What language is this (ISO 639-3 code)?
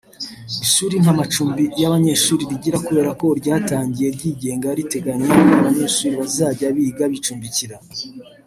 kin